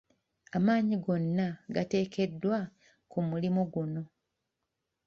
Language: Ganda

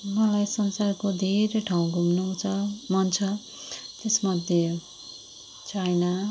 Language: Nepali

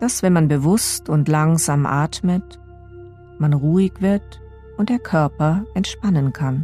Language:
German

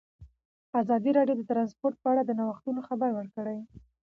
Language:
Pashto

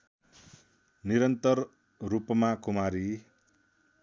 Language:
Nepali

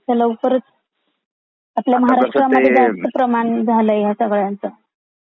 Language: Marathi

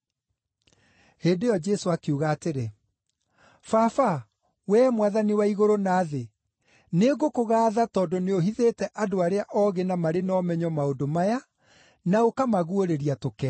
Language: Kikuyu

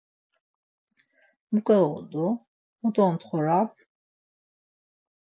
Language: Laz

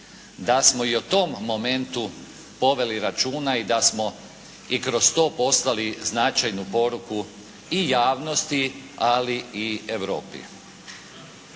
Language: Croatian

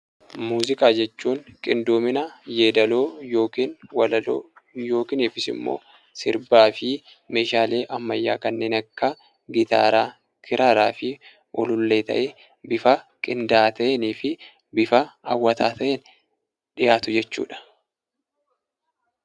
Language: Oromo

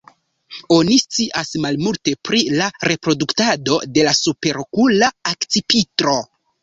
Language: Esperanto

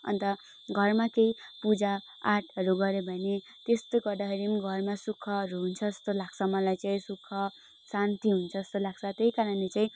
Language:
Nepali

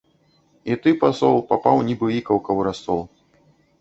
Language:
Belarusian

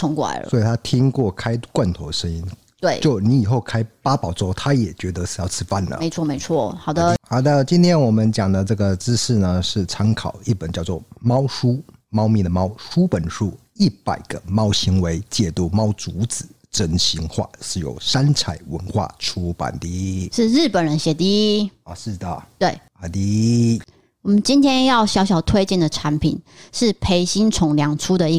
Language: Chinese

